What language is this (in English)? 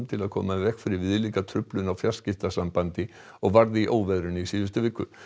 Icelandic